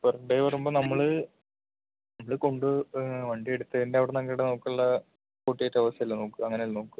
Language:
Malayalam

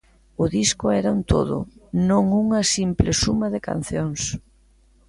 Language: Galician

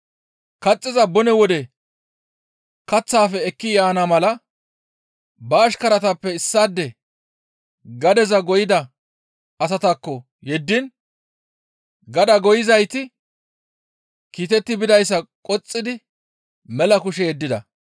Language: Gamo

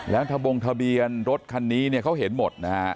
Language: Thai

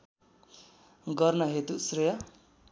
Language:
Nepali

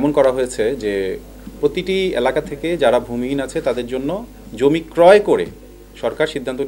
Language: Arabic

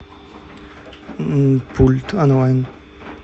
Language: Russian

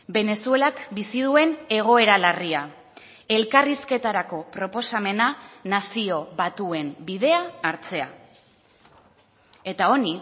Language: Basque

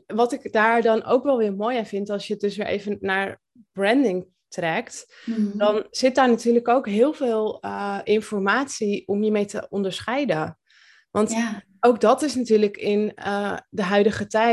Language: Dutch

